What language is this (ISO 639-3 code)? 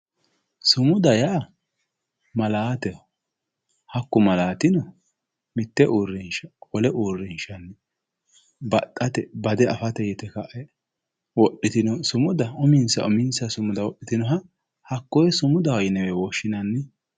sid